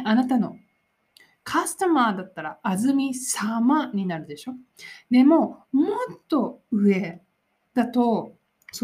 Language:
Japanese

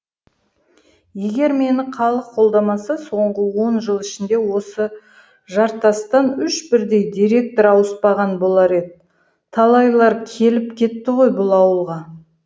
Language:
Kazakh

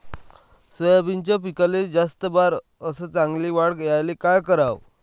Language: Marathi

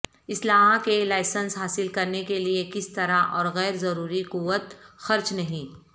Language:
Urdu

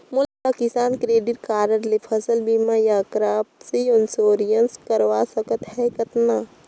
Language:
Chhattisgarhi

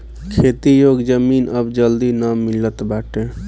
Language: Bhojpuri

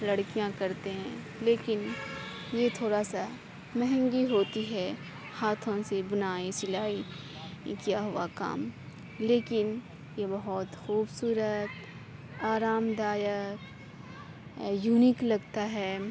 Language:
Urdu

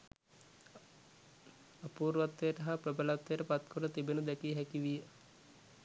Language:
Sinhala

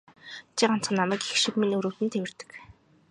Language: Mongolian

